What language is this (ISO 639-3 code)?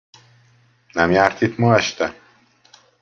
hun